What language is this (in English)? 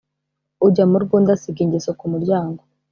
Kinyarwanda